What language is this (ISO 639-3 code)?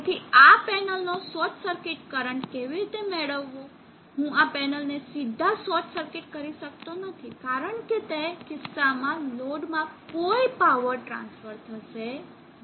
guj